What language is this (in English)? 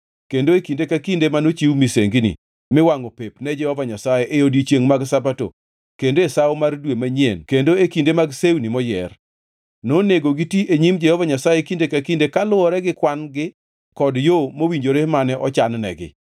Luo (Kenya and Tanzania)